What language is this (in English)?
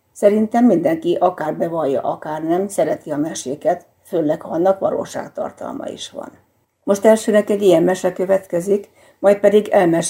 Hungarian